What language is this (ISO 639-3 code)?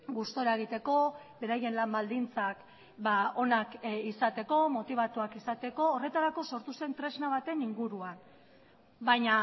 eus